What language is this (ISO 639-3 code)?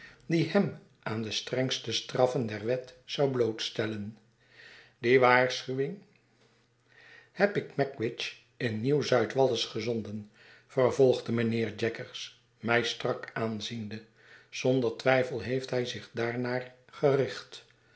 nld